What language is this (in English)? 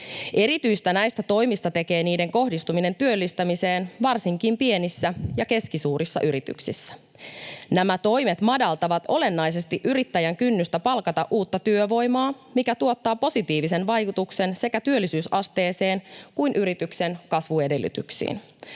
Finnish